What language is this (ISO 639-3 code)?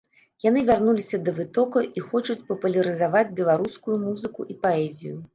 bel